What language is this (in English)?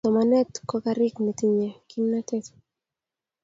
Kalenjin